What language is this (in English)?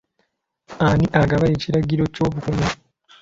Ganda